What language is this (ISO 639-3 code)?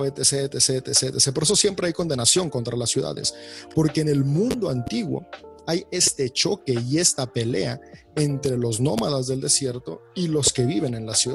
spa